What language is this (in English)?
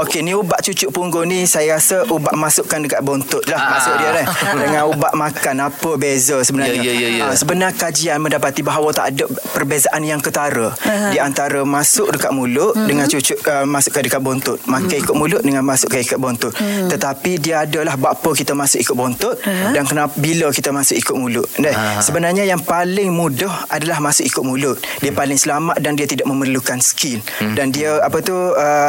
Malay